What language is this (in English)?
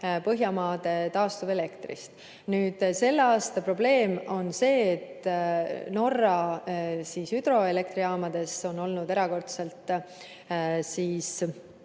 Estonian